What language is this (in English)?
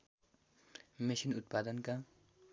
Nepali